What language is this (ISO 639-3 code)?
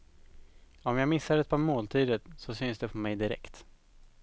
swe